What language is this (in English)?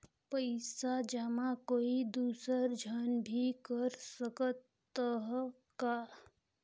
Chhattisgarhi